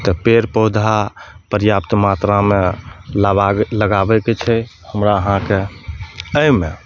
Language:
Maithili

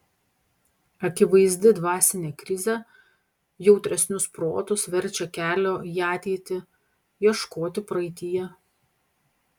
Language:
Lithuanian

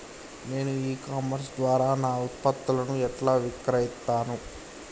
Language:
Telugu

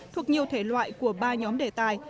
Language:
Vietnamese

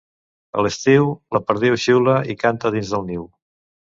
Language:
Catalan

